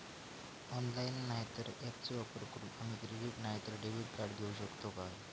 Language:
Marathi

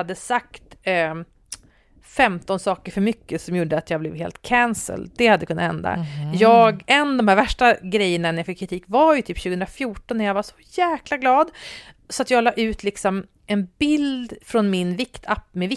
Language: Swedish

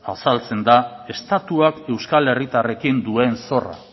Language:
Basque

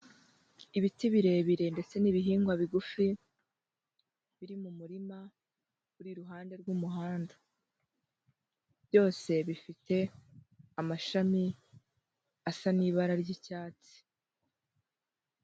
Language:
Kinyarwanda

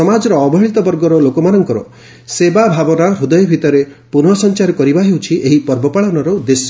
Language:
Odia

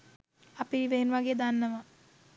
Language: Sinhala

